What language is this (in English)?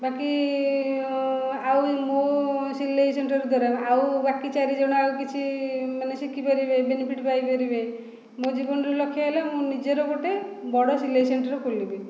Odia